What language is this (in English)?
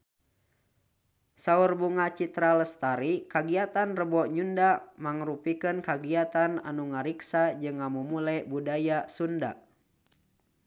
Sundanese